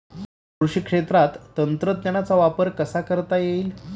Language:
Marathi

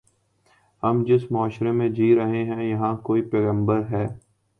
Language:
Urdu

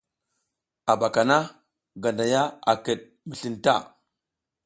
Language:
South Giziga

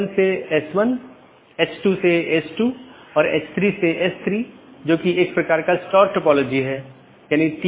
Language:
Hindi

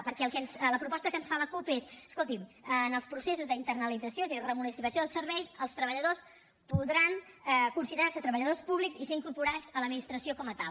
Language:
Catalan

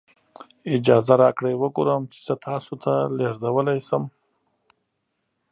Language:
Pashto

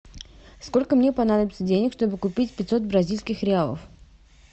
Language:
Russian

